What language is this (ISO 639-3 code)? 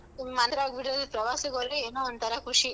kan